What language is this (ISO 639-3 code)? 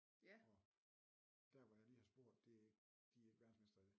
dan